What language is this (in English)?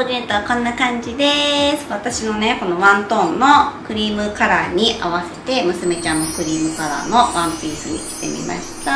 Japanese